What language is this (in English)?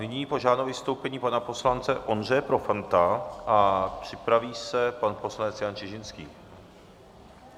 Czech